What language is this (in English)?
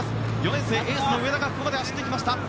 Japanese